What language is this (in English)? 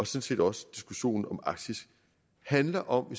Danish